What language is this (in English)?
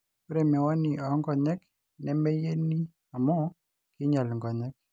Masai